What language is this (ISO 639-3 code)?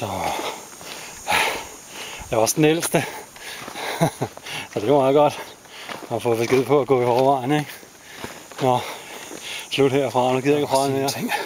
dan